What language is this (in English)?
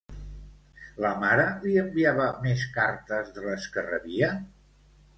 Catalan